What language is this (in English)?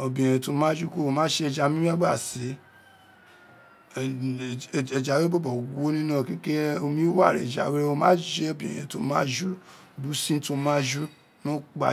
Isekiri